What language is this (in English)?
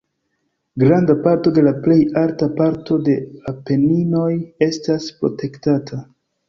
Esperanto